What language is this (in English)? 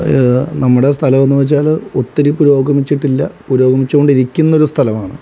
Malayalam